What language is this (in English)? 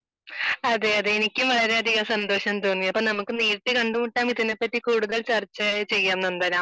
Malayalam